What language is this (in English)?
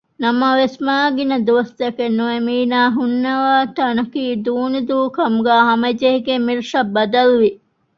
Divehi